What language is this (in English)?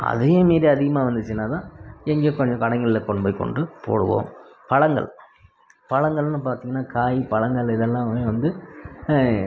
Tamil